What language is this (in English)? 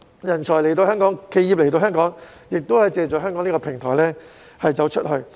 Cantonese